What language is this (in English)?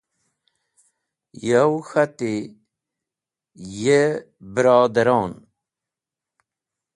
Wakhi